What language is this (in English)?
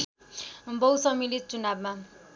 Nepali